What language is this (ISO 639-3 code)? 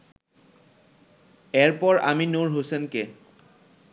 ben